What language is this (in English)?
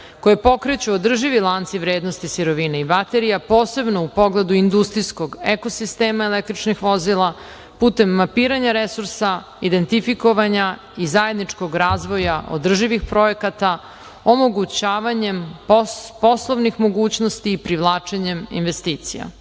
Serbian